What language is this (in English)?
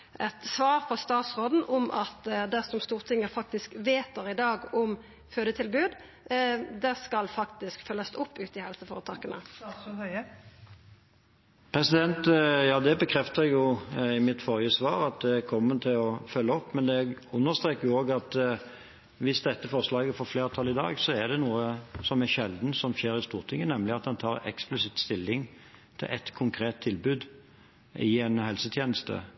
Norwegian